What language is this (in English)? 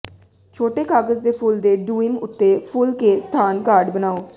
Punjabi